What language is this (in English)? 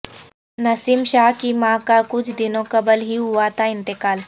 Urdu